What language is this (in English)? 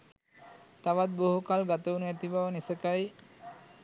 Sinhala